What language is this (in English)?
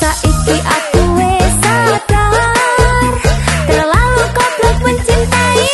Indonesian